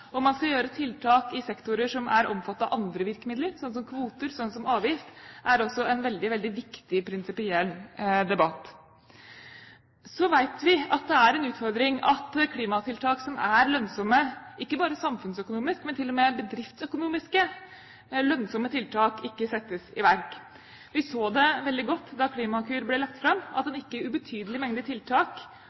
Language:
Norwegian Bokmål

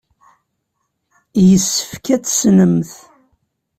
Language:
Kabyle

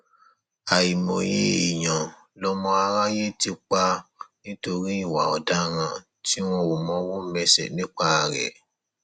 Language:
Yoruba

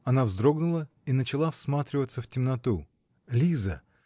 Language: Russian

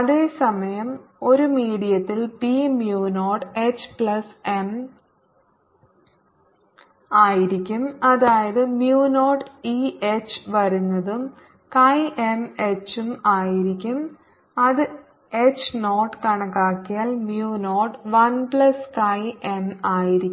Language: Malayalam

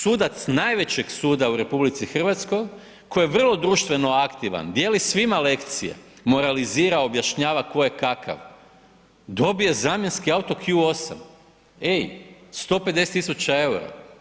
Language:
Croatian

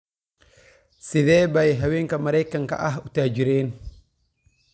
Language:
Somali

